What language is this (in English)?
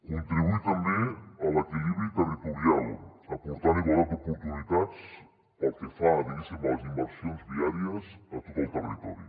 Catalan